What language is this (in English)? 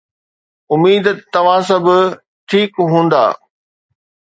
Sindhi